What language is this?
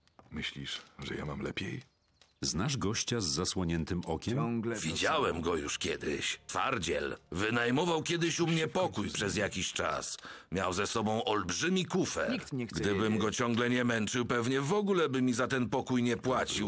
Polish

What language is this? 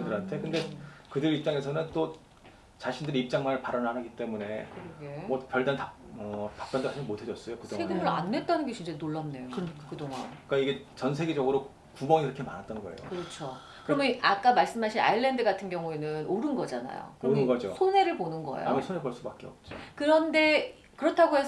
Korean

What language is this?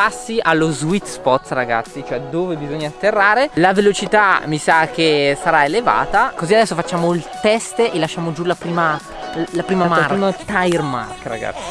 Italian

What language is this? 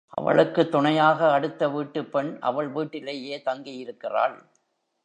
Tamil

